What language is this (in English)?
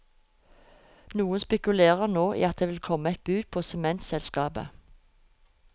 Norwegian